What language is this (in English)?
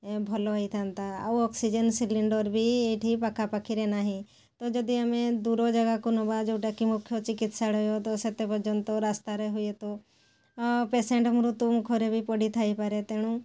Odia